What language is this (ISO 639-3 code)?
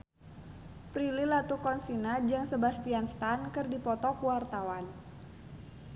sun